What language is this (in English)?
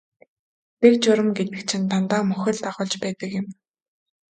Mongolian